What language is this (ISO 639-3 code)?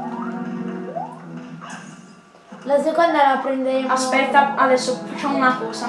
ita